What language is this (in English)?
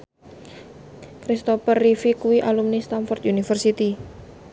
Javanese